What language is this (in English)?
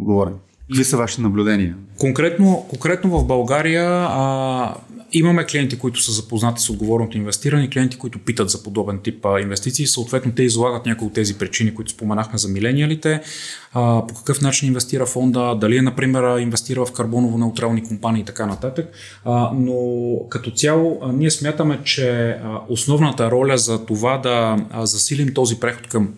Bulgarian